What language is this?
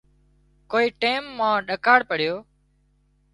Wadiyara Koli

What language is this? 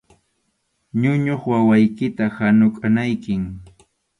Arequipa-La Unión Quechua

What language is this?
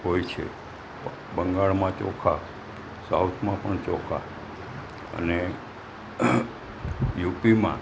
Gujarati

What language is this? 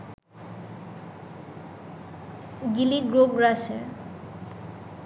Bangla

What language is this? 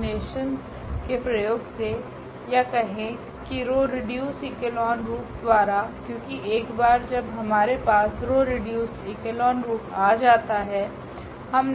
Hindi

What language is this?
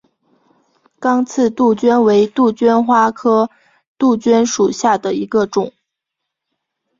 Chinese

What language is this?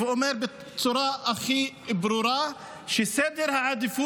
Hebrew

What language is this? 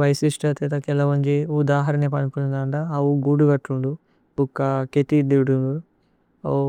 Tulu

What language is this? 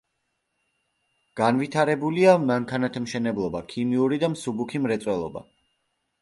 Georgian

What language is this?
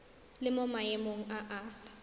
Tswana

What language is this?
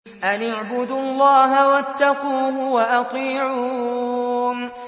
Arabic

